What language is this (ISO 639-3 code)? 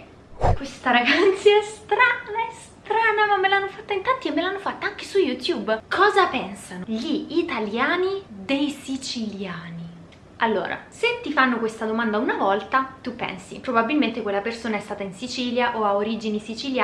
ita